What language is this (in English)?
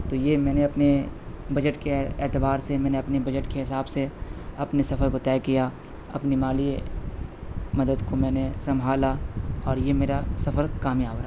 Urdu